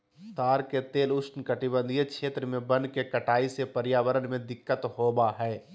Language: Magahi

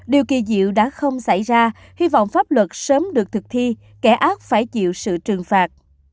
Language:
Vietnamese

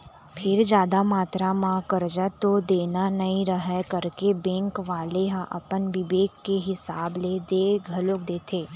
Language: Chhattisgarhi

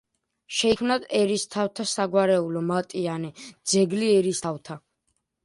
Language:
Georgian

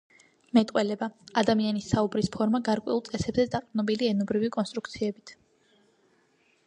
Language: Georgian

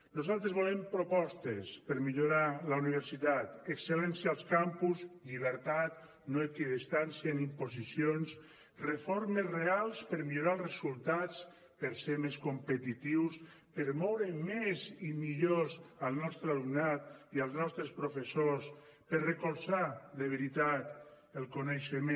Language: Catalan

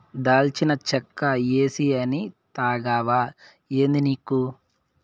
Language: Telugu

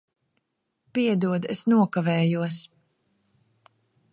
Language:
Latvian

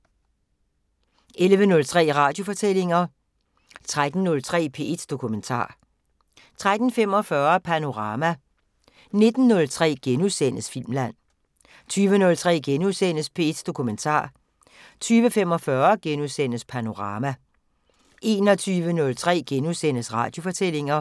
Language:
Danish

